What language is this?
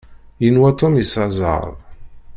Kabyle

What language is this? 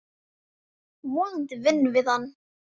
Icelandic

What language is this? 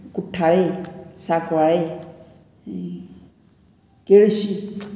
Konkani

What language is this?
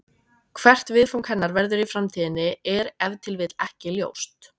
Icelandic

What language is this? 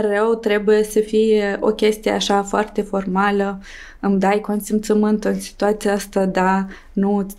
Romanian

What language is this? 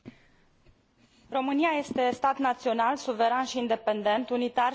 Romanian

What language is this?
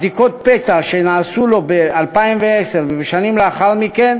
Hebrew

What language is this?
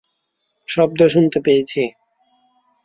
Bangla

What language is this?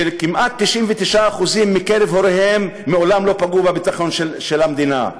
Hebrew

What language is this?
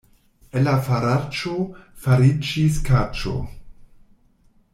Esperanto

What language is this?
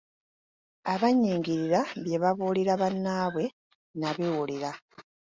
Ganda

